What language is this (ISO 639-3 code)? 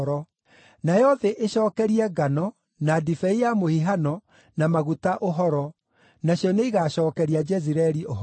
kik